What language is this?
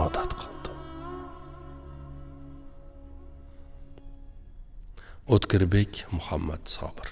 Turkish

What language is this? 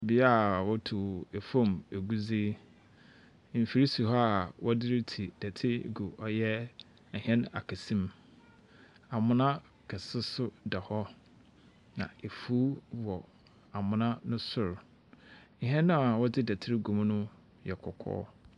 Akan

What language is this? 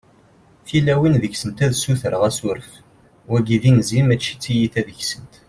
Kabyle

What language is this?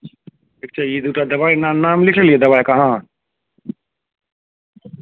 Maithili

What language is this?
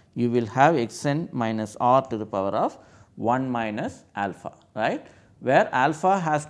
English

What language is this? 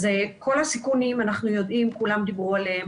Hebrew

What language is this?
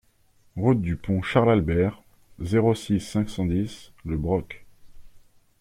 French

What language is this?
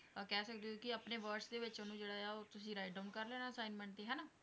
Punjabi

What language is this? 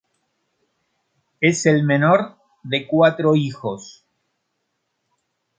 Spanish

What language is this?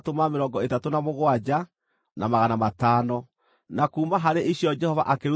Kikuyu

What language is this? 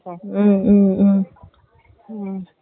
Tamil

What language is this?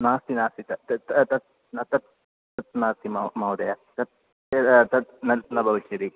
Sanskrit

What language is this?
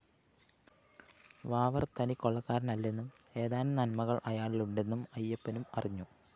Malayalam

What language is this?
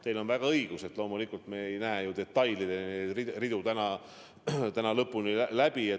Estonian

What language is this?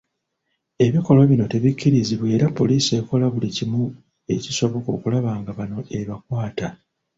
Ganda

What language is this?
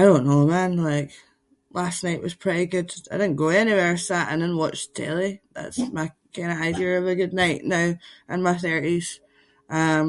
Scots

